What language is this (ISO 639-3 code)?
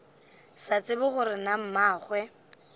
nso